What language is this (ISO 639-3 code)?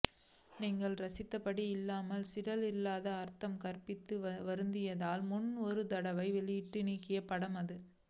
tam